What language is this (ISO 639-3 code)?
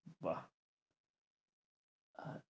ben